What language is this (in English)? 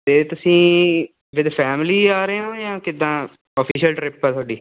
Punjabi